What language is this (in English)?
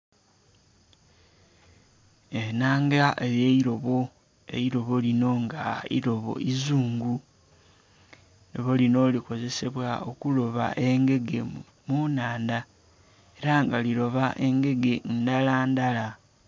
Soga